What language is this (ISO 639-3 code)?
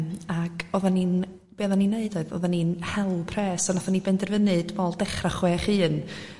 cym